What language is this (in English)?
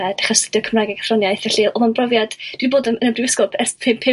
Welsh